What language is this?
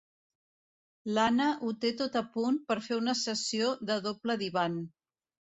Catalan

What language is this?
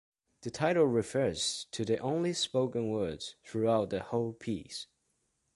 English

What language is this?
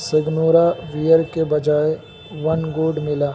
Urdu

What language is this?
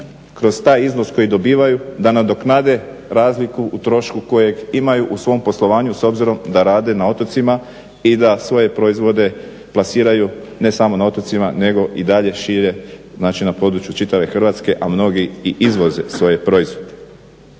Croatian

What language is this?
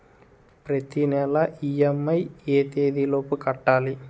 Telugu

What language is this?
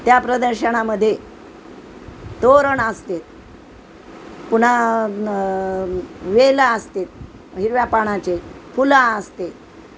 Marathi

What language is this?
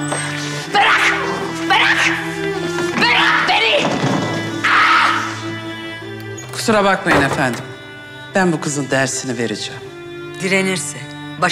Turkish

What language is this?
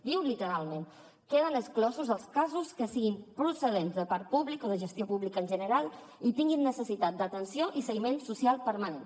Catalan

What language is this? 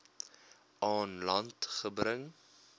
Afrikaans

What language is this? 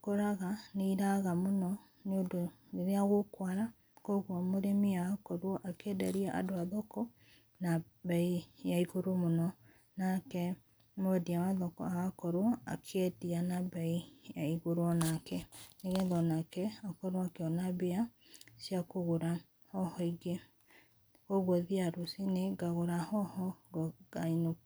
Kikuyu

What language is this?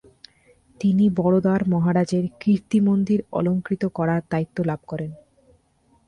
Bangla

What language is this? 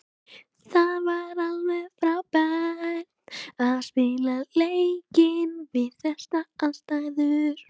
Icelandic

